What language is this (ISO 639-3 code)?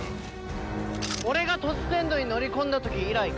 jpn